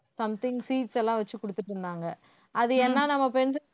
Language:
Tamil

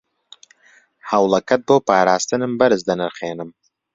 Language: Central Kurdish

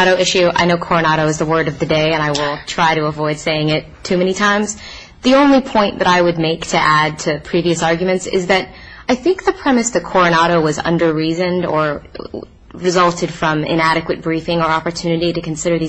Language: English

